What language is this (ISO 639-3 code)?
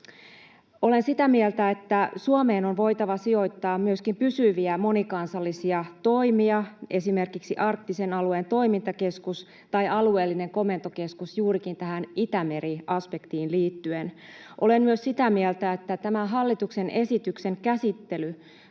fin